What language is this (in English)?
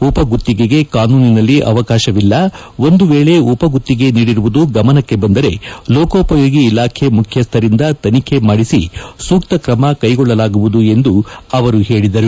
Kannada